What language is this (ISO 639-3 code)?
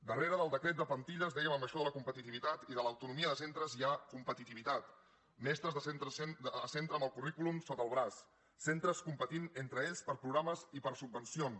cat